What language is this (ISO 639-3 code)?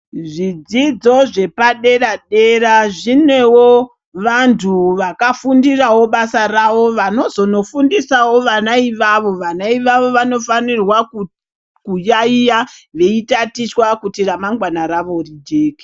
ndc